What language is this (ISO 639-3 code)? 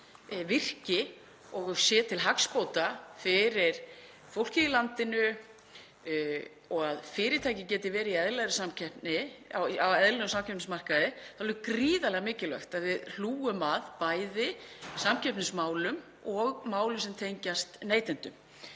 isl